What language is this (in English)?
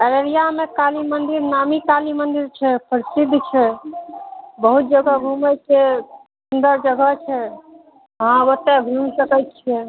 Maithili